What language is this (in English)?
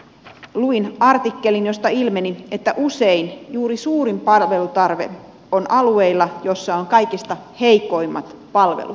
Finnish